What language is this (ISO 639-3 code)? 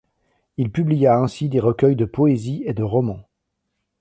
fra